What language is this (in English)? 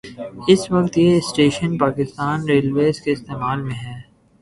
Urdu